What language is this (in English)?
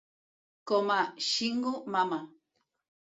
Catalan